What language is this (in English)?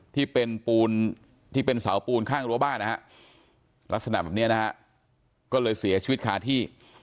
Thai